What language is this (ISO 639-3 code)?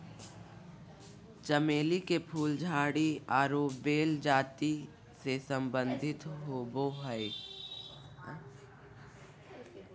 mag